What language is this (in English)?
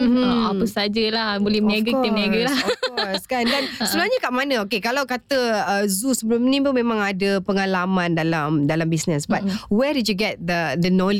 Malay